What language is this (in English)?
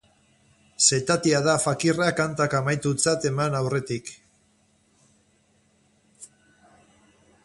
Basque